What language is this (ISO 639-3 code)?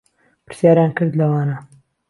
ckb